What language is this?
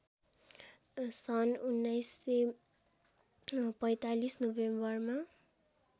Nepali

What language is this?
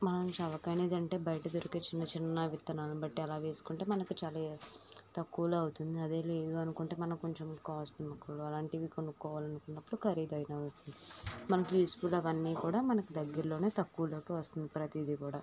Telugu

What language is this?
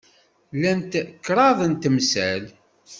Kabyle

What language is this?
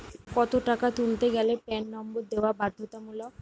Bangla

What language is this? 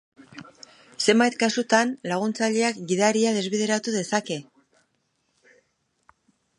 Basque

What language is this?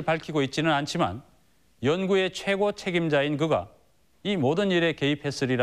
Korean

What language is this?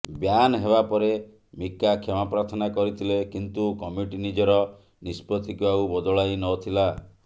Odia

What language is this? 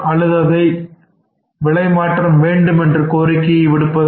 Tamil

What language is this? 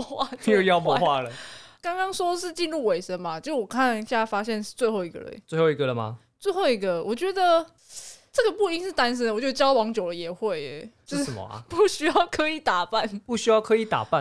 Chinese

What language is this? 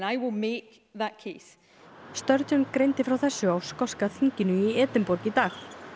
Icelandic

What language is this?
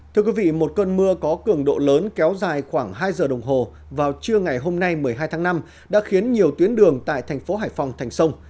Vietnamese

